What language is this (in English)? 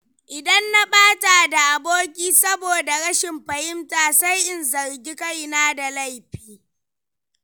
Hausa